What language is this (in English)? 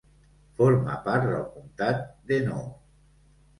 Catalan